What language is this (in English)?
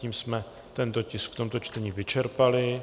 Czech